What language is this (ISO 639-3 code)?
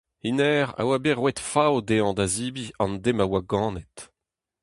bre